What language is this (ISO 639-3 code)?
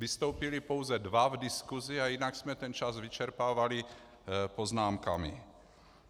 ces